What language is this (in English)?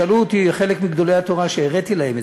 Hebrew